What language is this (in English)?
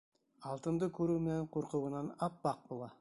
Bashkir